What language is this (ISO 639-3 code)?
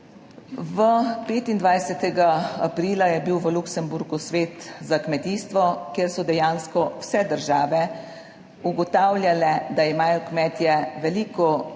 slv